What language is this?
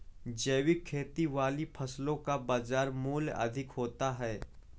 Hindi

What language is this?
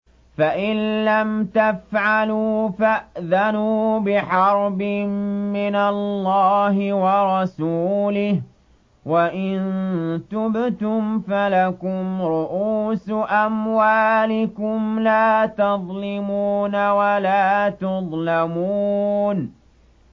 Arabic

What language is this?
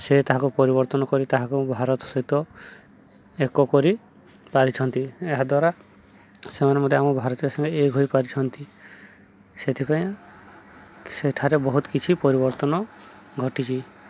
Odia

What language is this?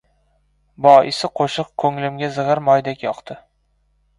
Uzbek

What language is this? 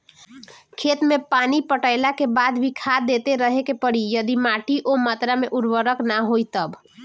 Bhojpuri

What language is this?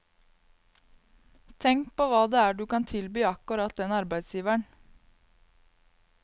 Norwegian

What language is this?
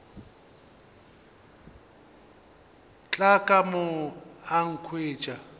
Northern Sotho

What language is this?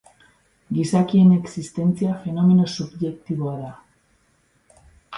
Basque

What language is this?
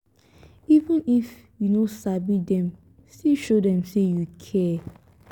Nigerian Pidgin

